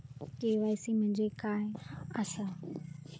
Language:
Marathi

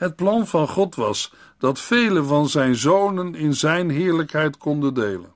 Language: Dutch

